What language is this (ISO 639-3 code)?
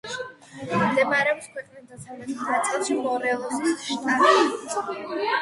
kat